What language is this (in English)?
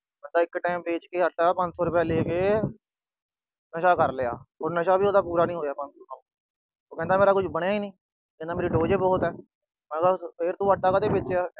Punjabi